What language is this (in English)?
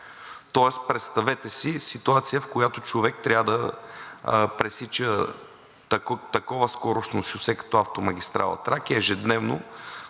Bulgarian